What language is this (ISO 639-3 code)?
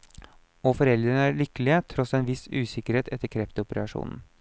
nor